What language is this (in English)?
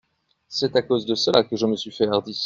French